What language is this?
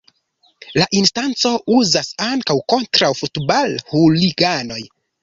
Esperanto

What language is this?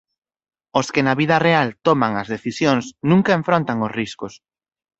Galician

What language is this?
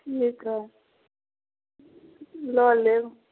Maithili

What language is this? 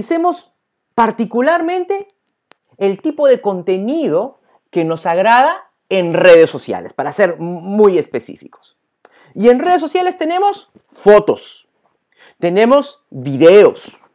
Spanish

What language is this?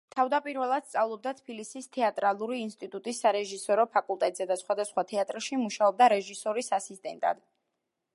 Georgian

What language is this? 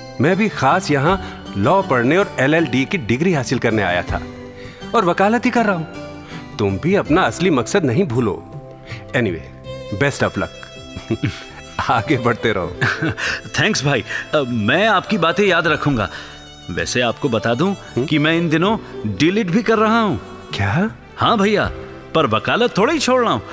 Hindi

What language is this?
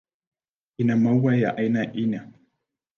Swahili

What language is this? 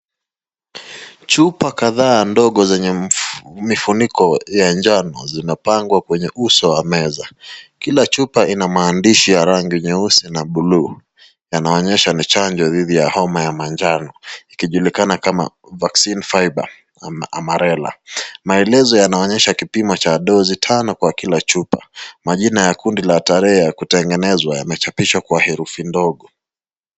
Swahili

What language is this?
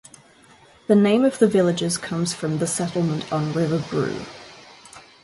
English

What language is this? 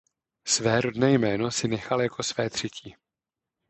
Czech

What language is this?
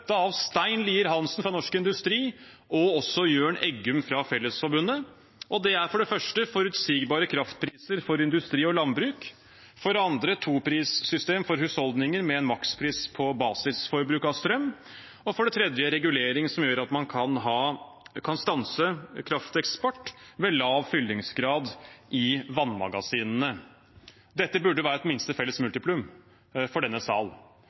Norwegian Bokmål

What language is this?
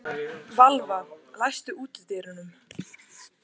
Icelandic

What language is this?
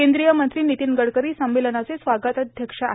Marathi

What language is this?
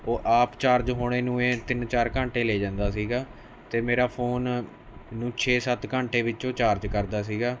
Punjabi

